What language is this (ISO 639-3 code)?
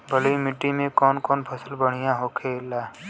bho